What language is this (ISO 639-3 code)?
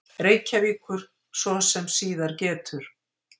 isl